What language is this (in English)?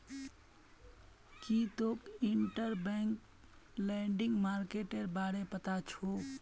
Magahi